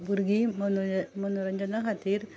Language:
Konkani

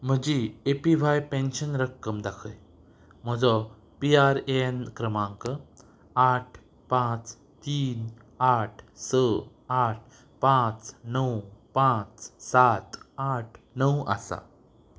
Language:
Konkani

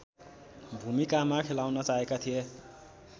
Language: Nepali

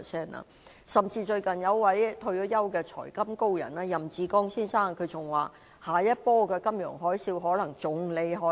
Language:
Cantonese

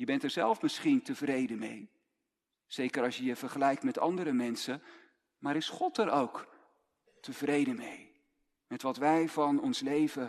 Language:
Dutch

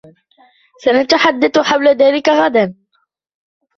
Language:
Arabic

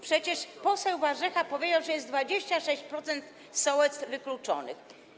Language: Polish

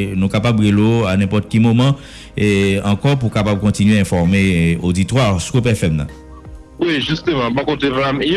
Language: French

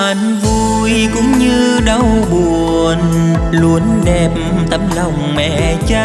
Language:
Vietnamese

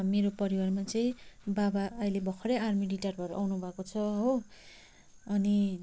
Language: Nepali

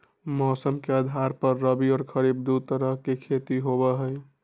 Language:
Magahi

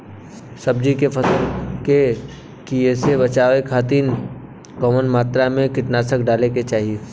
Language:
Bhojpuri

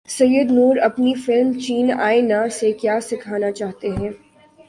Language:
Urdu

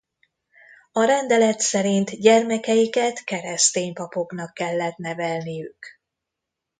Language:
Hungarian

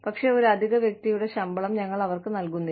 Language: Malayalam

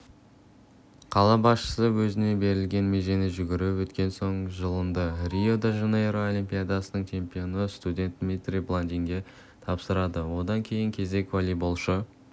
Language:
Kazakh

